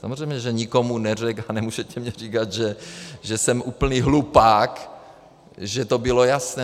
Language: Czech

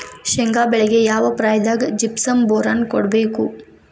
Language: Kannada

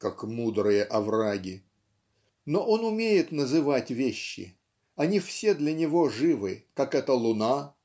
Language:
Russian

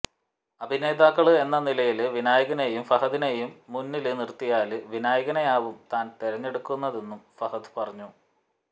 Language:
Malayalam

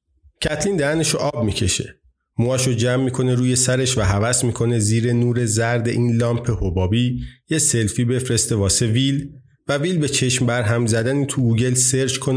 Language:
Persian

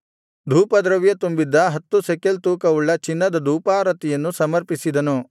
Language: Kannada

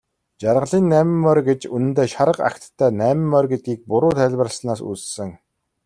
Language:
Mongolian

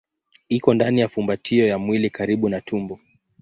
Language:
Swahili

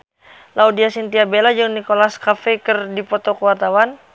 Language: Sundanese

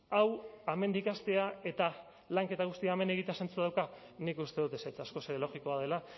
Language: Basque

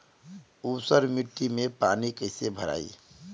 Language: Bhojpuri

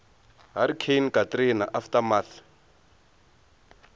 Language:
Tsonga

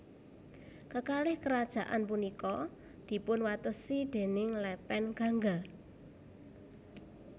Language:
Javanese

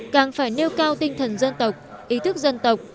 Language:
Vietnamese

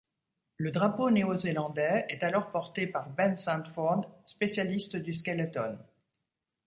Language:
French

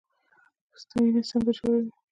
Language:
Pashto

